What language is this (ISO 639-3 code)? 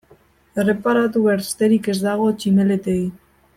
eus